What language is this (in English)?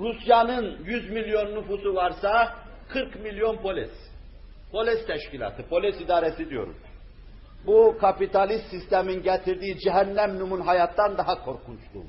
Turkish